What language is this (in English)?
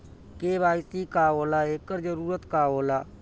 Bhojpuri